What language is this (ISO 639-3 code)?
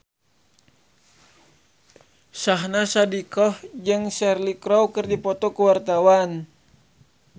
sun